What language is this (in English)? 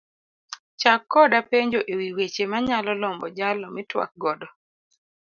Luo (Kenya and Tanzania)